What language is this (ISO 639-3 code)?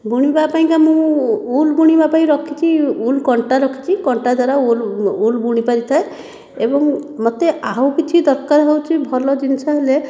ori